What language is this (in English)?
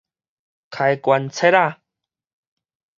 Min Nan Chinese